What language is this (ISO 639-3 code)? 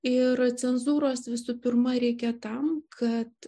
lit